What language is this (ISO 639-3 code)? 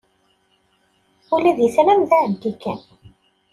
kab